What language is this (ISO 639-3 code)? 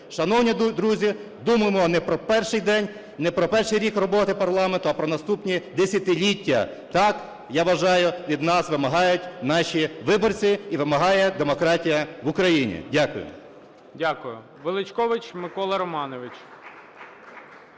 ukr